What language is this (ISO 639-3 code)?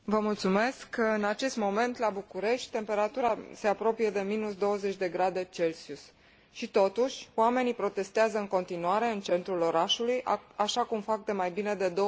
ron